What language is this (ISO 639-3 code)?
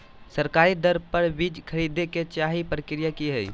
mag